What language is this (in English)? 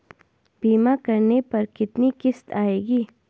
Hindi